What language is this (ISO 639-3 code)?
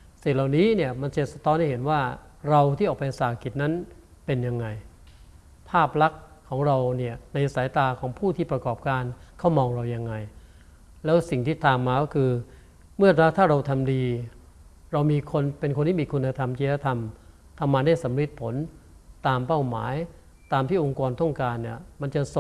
tha